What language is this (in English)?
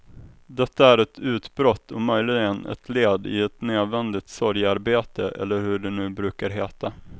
Swedish